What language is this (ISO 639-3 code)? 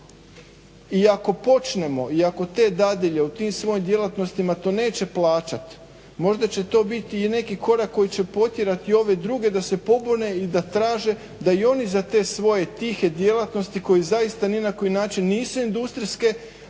hrv